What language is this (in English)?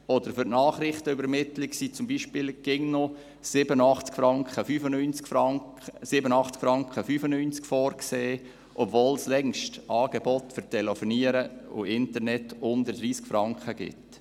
Swiss German